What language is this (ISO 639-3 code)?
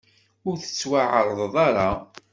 kab